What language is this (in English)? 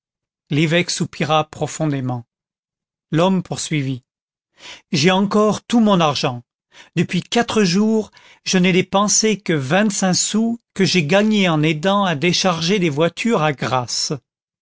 French